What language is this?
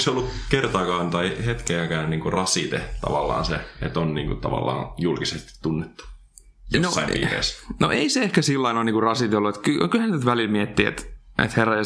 Finnish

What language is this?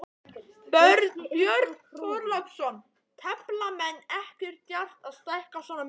Icelandic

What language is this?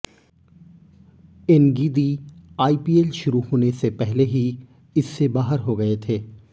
Hindi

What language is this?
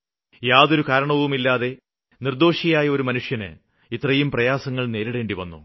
Malayalam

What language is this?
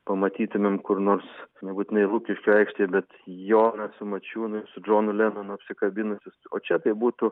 Lithuanian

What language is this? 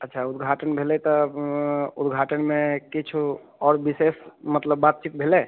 Maithili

